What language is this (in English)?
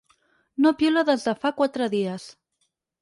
Catalan